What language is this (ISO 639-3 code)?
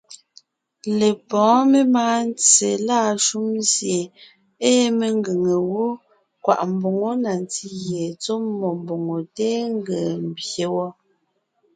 nnh